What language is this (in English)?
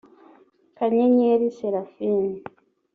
Kinyarwanda